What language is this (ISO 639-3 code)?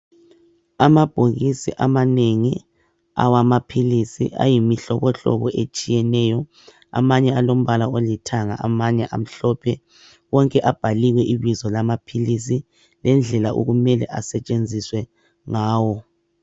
nde